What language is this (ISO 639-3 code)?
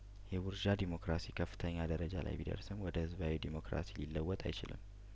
amh